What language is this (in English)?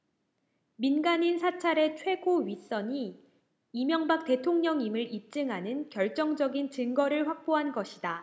Korean